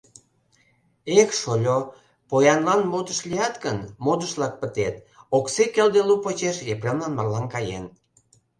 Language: Mari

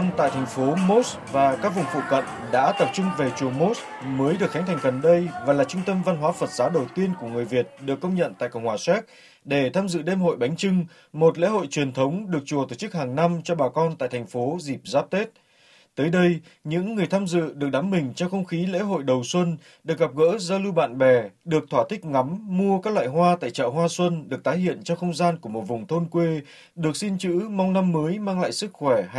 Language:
Vietnamese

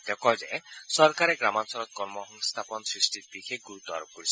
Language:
Assamese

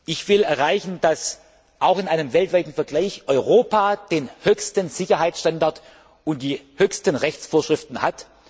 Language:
German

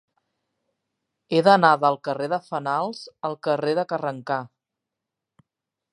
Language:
Catalan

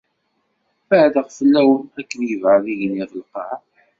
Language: Kabyle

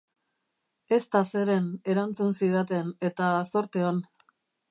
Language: Basque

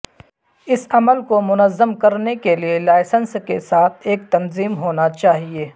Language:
Urdu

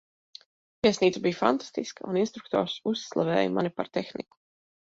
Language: Latvian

